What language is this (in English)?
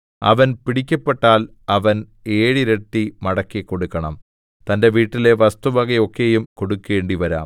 Malayalam